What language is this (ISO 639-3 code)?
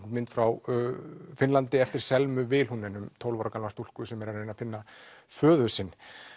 isl